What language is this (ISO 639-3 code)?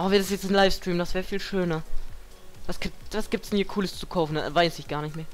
deu